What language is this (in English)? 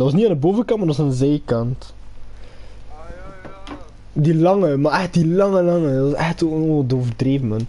Dutch